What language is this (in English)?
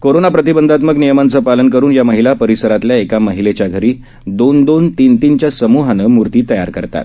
Marathi